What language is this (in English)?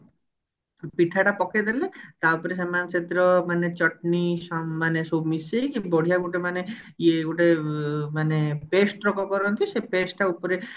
Odia